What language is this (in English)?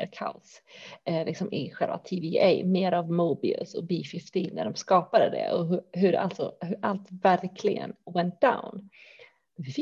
Swedish